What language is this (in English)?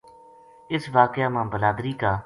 Gujari